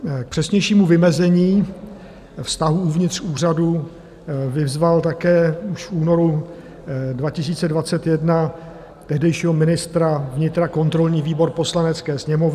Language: Czech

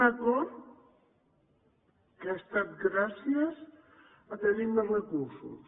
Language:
Catalan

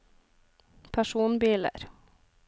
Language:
Norwegian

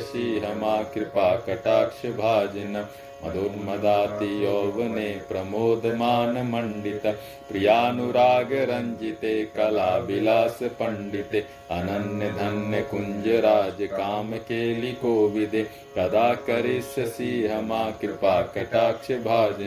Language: Hindi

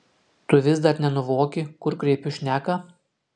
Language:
Lithuanian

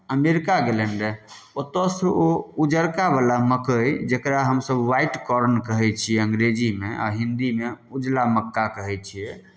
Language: Maithili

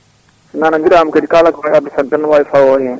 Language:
Fula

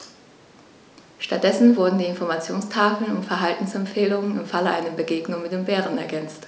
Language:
German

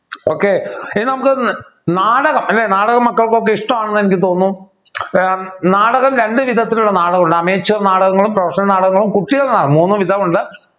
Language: Malayalam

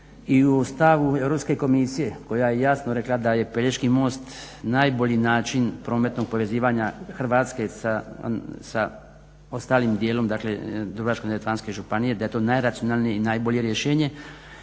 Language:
Croatian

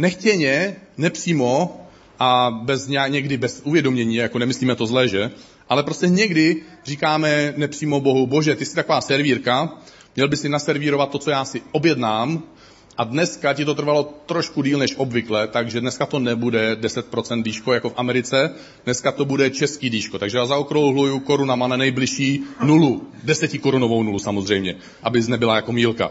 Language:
Czech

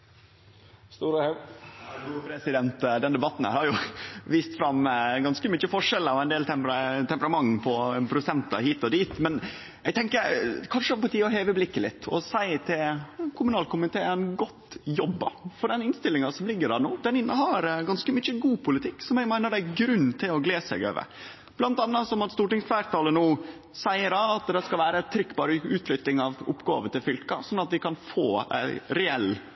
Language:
Norwegian Nynorsk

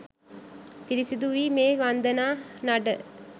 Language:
Sinhala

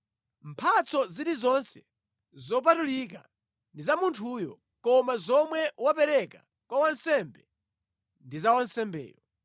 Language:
Nyanja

